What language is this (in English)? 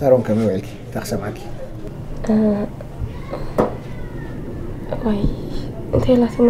Arabic